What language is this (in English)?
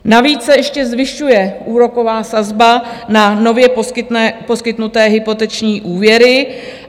Czech